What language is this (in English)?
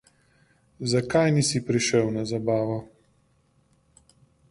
Slovenian